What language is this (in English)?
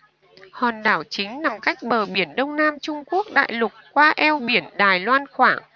Vietnamese